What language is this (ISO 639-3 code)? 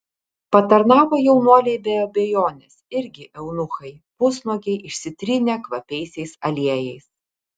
lit